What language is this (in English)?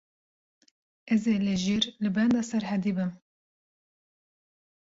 Kurdish